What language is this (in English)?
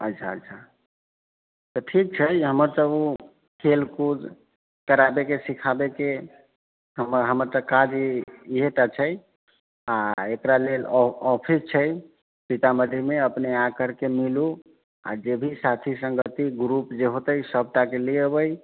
Maithili